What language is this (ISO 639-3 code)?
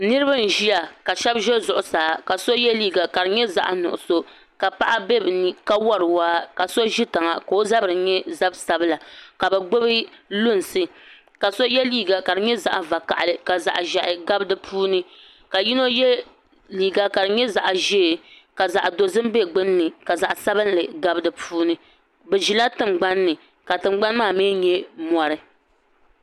dag